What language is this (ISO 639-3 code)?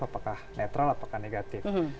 ind